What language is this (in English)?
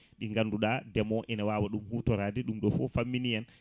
Fula